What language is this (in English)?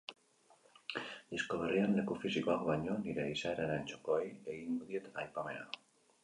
Basque